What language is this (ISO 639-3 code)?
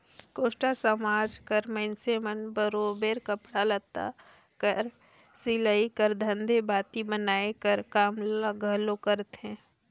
hne